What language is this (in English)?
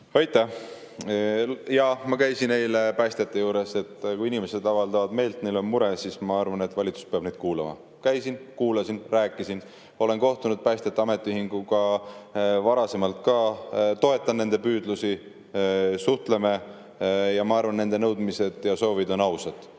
Estonian